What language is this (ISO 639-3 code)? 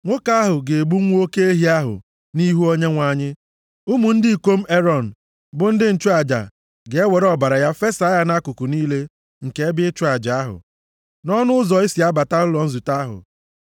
ibo